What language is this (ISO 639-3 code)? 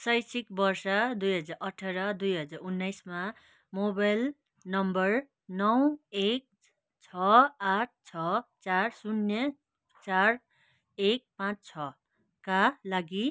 nep